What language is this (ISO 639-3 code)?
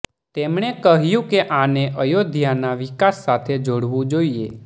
guj